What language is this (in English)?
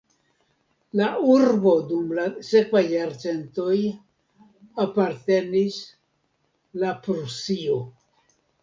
Esperanto